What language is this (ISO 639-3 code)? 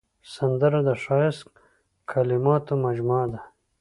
pus